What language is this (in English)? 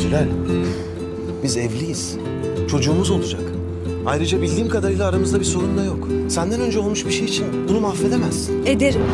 Turkish